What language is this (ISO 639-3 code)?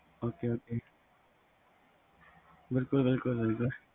pan